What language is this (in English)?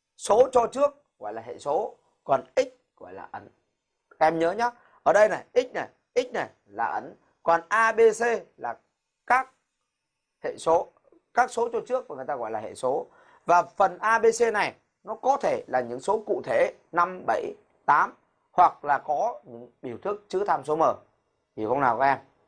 Vietnamese